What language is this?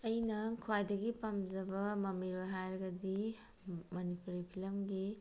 Manipuri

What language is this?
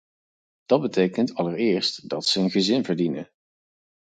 Dutch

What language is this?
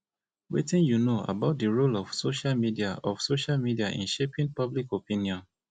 Nigerian Pidgin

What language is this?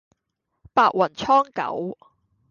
Cantonese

